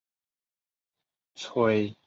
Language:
Chinese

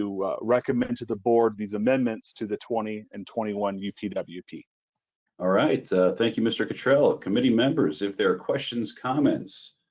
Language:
English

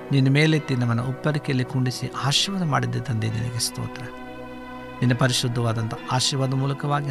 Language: Kannada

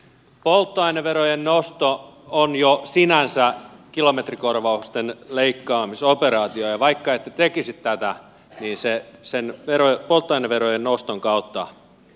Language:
Finnish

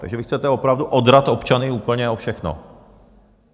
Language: Czech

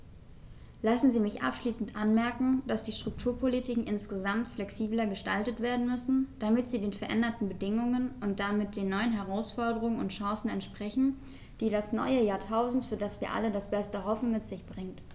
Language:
German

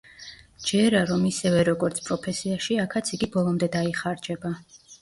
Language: Georgian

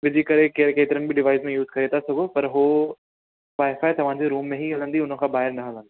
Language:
Sindhi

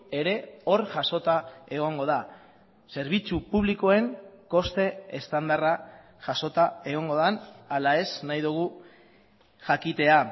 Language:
Basque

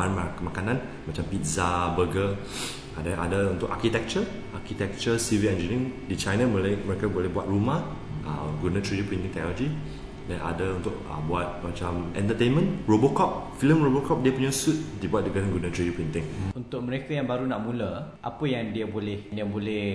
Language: Malay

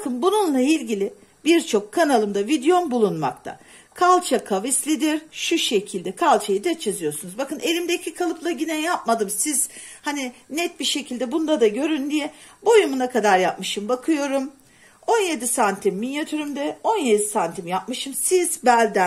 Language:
Turkish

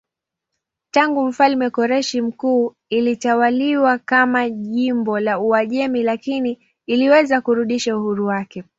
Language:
Swahili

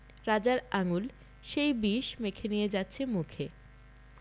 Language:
Bangla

